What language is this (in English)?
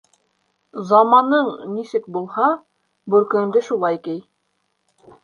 Bashkir